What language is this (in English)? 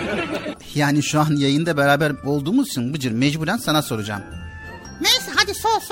Turkish